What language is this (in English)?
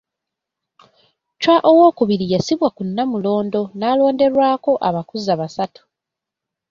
Ganda